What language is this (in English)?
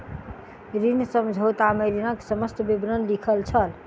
Maithili